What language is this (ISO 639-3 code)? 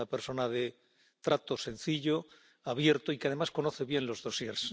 spa